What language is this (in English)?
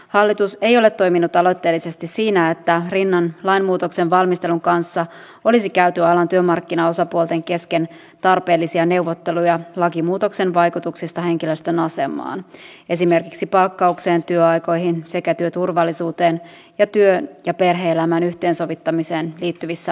Finnish